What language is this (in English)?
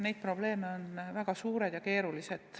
Estonian